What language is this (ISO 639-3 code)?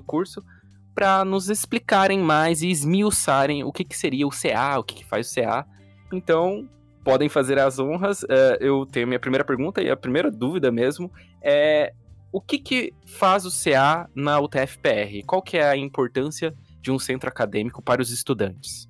por